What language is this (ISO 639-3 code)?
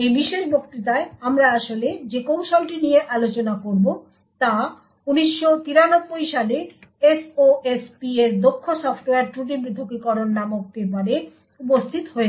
ben